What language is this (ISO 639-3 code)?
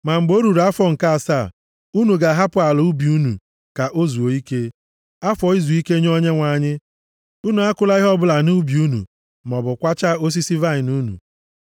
ibo